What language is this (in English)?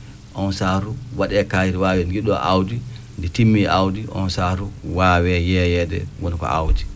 Fula